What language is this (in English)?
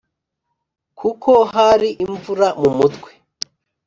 Kinyarwanda